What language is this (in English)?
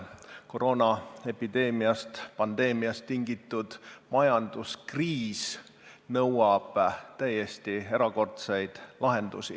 Estonian